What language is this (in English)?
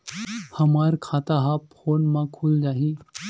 Chhattisgarhi